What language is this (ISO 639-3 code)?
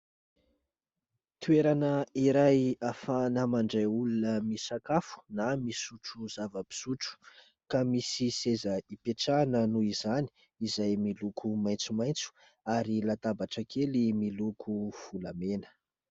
mlg